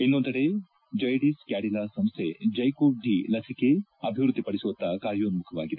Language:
Kannada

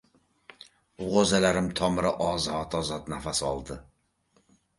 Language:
Uzbek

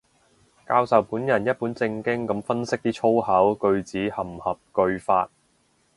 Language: Cantonese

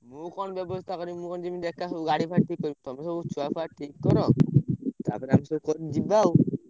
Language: Odia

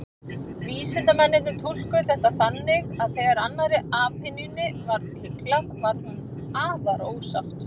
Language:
Icelandic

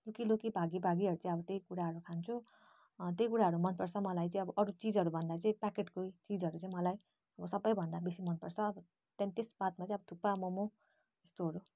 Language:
Nepali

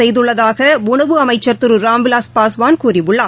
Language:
Tamil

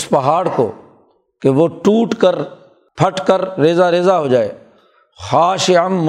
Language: Urdu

